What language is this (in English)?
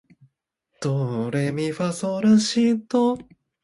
Japanese